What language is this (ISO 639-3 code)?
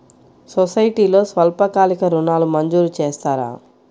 tel